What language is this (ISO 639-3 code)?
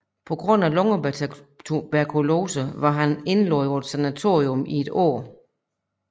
dan